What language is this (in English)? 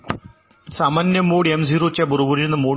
Marathi